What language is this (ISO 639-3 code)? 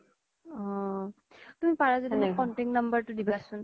asm